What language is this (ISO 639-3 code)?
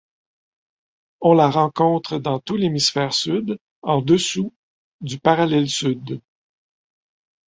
fra